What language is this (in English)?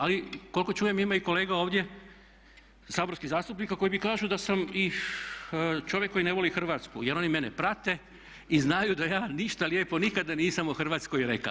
Croatian